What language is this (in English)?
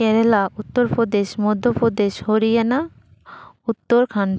Santali